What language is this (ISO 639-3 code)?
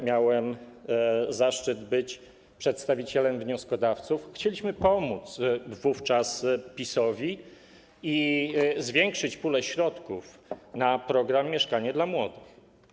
pol